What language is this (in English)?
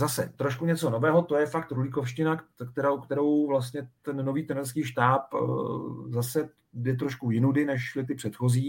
Czech